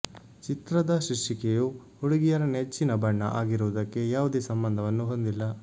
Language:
Kannada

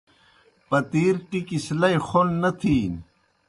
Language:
Kohistani Shina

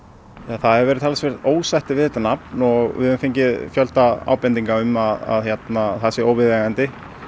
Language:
Icelandic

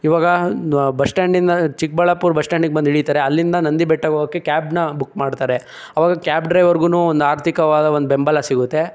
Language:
Kannada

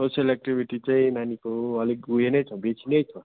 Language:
Nepali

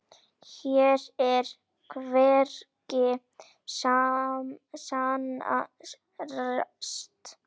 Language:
Icelandic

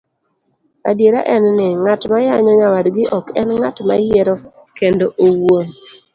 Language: Luo (Kenya and Tanzania)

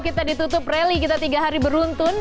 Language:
Indonesian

